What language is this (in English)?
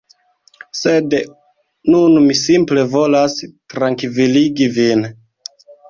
Esperanto